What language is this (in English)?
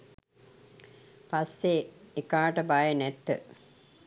Sinhala